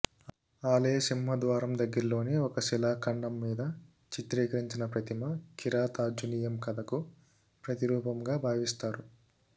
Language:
Telugu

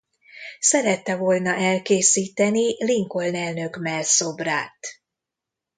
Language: Hungarian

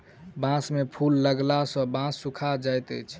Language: Maithili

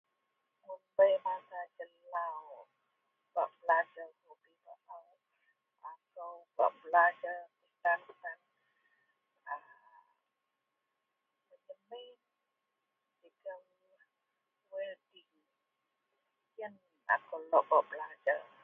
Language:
Central Melanau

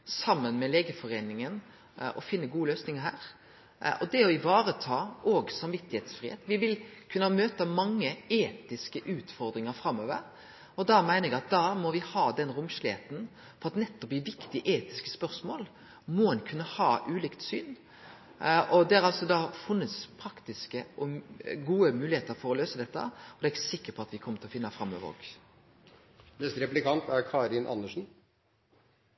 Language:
Norwegian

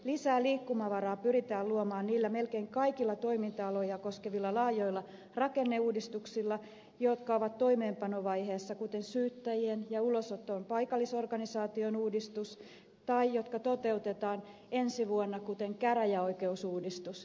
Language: Finnish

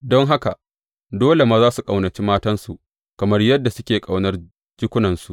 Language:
Hausa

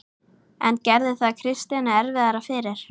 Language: Icelandic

